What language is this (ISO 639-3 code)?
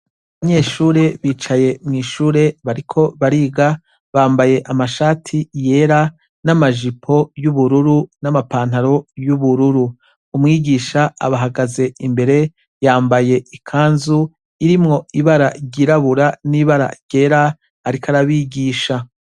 run